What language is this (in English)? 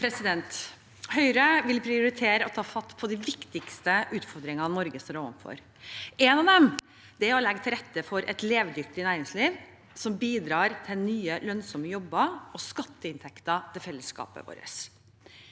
Norwegian